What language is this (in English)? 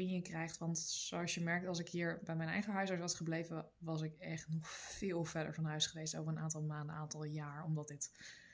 Dutch